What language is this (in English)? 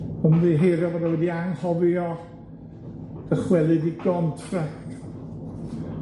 Welsh